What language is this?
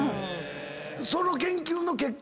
Japanese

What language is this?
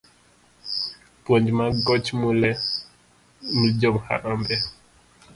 Luo (Kenya and Tanzania)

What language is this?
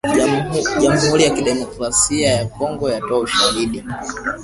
Swahili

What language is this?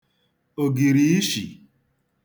Igbo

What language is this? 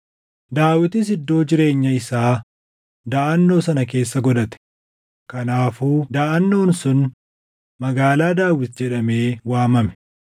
Oromo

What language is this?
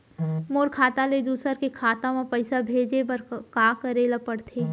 Chhattisgarhi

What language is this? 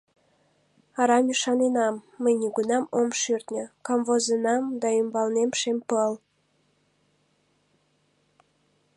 Mari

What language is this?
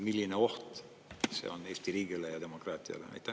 Estonian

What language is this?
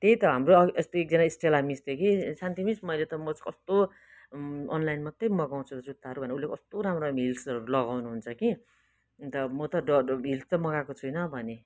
Nepali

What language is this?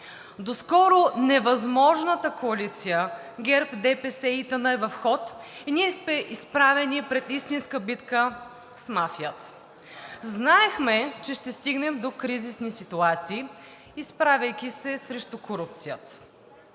Bulgarian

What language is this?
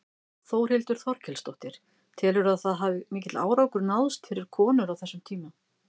Icelandic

